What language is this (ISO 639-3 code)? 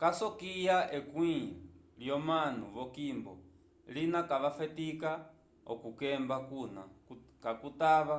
umb